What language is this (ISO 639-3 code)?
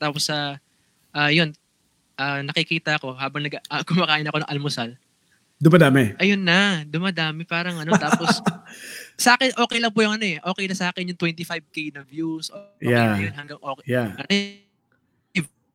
fil